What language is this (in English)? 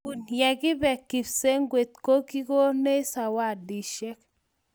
Kalenjin